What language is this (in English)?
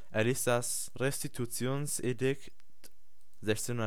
German